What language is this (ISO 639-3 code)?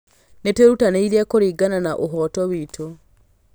kik